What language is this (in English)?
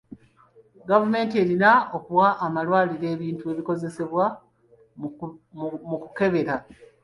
Ganda